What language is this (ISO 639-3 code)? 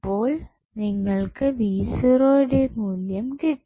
mal